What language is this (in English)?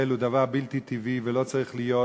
Hebrew